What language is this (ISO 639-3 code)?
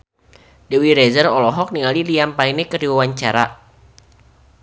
sun